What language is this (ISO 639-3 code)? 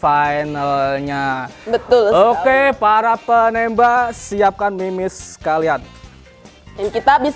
ind